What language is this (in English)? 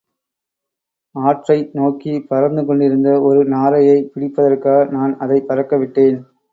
Tamil